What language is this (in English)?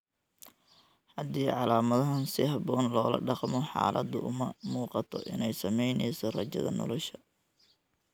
Somali